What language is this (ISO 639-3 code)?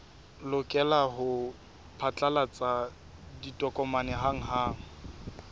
sot